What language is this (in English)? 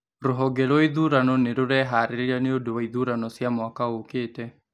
Kikuyu